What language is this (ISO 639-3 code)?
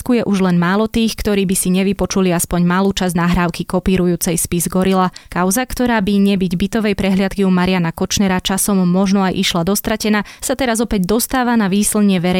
slk